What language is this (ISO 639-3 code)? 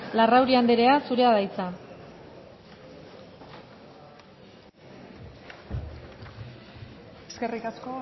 eus